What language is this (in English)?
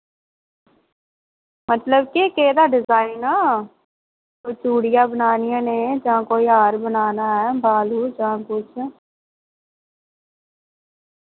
Dogri